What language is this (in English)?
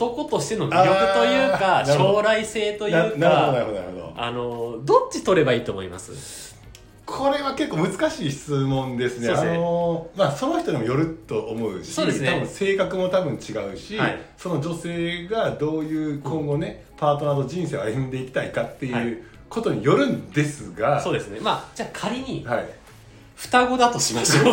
Japanese